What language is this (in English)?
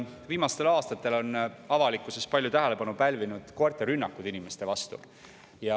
Estonian